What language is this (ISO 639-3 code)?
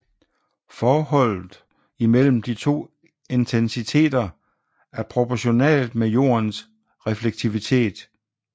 dan